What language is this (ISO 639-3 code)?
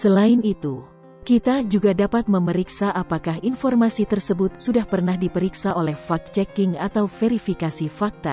ind